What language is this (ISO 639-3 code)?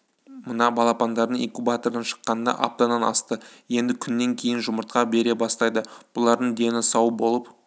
kaz